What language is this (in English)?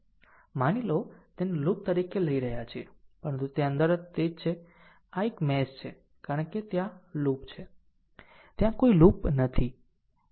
Gujarati